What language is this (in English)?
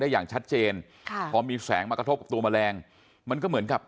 Thai